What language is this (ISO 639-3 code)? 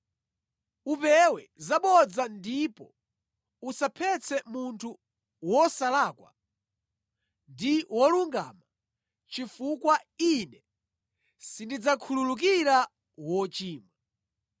nya